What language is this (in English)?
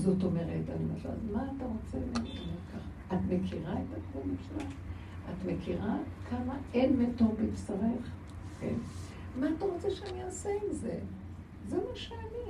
Hebrew